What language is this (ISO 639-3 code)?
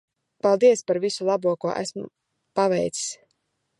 lav